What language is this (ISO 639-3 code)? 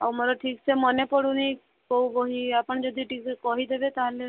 ori